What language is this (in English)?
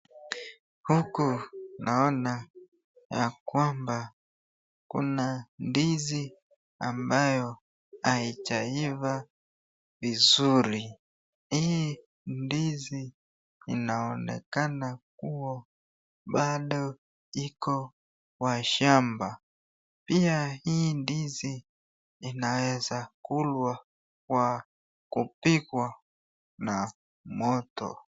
Swahili